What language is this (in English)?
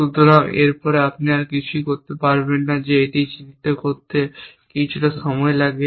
Bangla